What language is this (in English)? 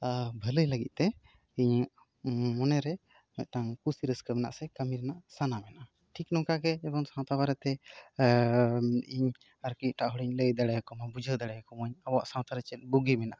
Santali